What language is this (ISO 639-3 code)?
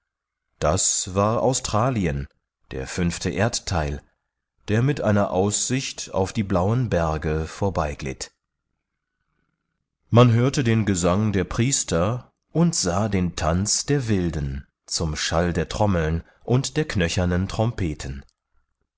deu